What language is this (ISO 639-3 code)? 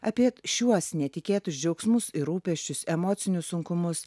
lit